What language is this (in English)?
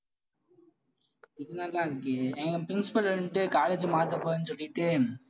Tamil